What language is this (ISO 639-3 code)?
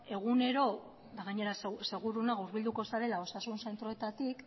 eus